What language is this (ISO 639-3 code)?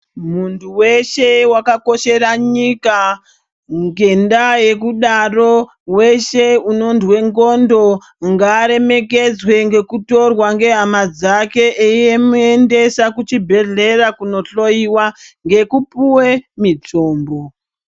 ndc